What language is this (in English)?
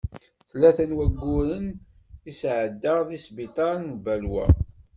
Kabyle